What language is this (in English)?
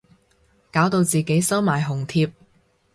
Cantonese